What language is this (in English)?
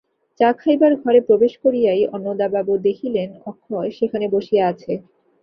Bangla